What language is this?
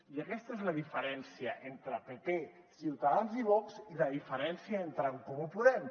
Catalan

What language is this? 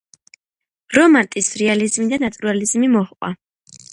Georgian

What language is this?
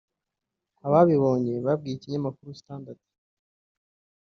Kinyarwanda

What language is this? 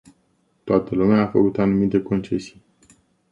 Romanian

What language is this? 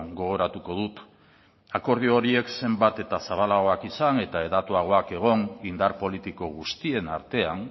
Basque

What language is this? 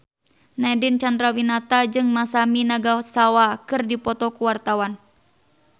Sundanese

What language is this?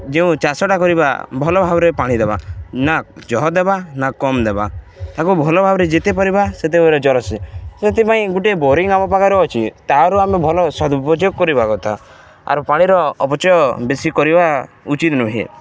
Odia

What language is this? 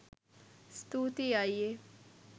Sinhala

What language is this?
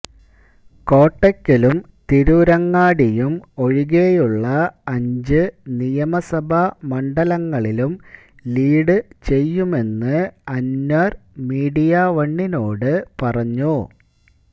Malayalam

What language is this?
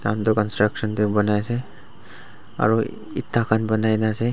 Naga Pidgin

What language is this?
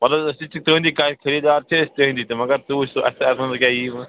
Kashmiri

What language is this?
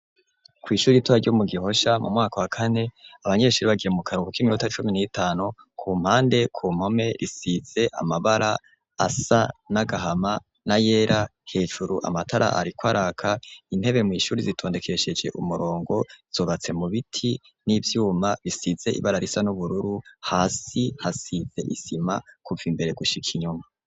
Rundi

